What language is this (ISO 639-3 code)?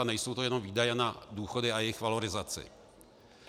ces